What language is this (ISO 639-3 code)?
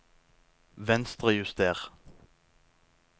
nor